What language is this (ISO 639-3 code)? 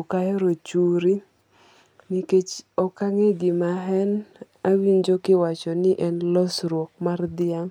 luo